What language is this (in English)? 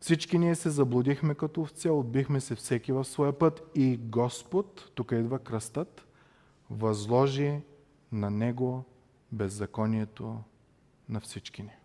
Bulgarian